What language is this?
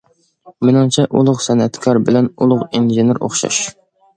Uyghur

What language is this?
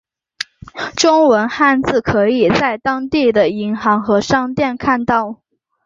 Chinese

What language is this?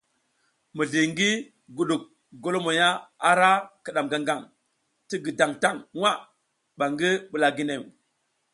South Giziga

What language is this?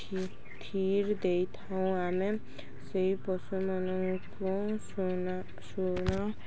Odia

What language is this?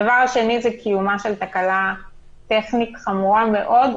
Hebrew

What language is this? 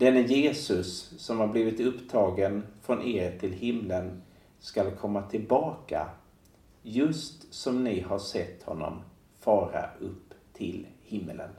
Swedish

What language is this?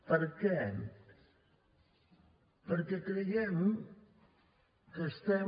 Catalan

